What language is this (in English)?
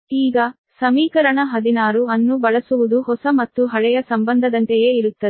Kannada